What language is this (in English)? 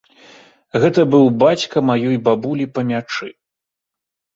Belarusian